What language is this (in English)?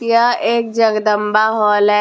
Hindi